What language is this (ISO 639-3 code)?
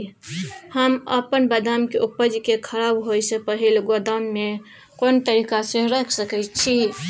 mai